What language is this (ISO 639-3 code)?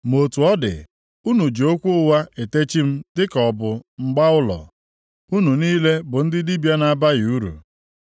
ibo